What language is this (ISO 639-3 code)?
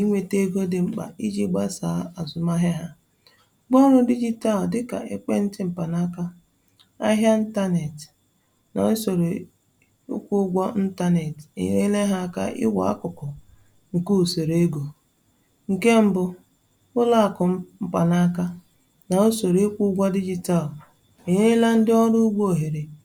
ibo